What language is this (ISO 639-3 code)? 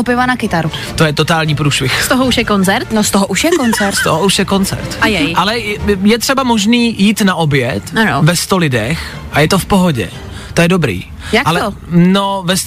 ces